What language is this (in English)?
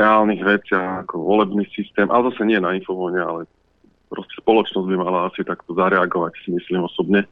Slovak